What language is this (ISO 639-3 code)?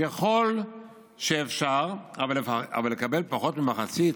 heb